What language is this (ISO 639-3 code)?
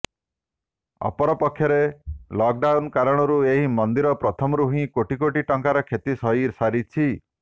ori